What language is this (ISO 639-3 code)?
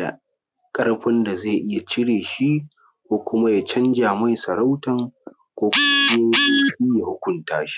hau